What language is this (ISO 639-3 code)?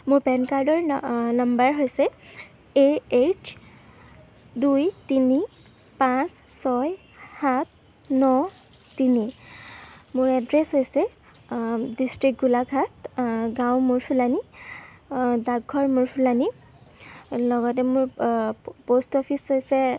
asm